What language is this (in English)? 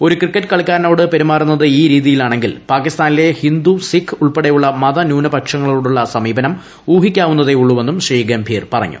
Malayalam